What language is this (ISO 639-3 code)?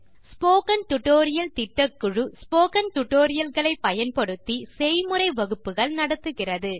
tam